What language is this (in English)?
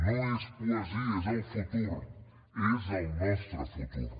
Catalan